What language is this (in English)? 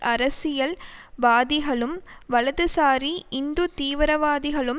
Tamil